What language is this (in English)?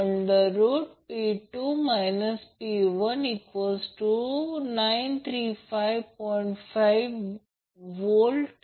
Marathi